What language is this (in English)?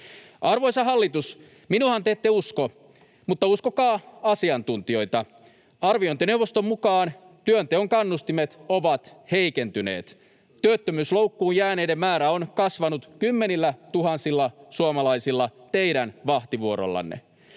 Finnish